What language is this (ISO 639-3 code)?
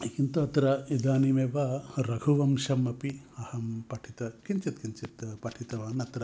san